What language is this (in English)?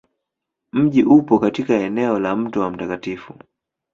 Swahili